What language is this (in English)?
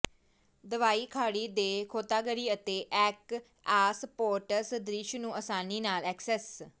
Punjabi